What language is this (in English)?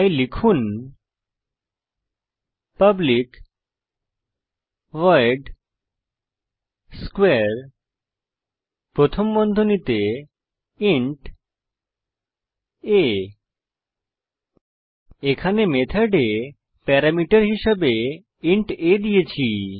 Bangla